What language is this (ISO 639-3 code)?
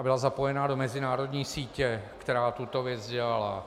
ces